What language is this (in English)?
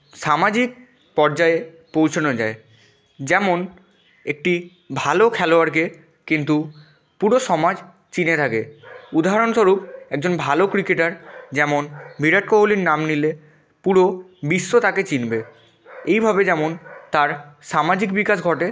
Bangla